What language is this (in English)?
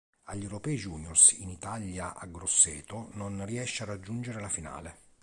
Italian